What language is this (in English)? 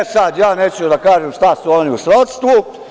Serbian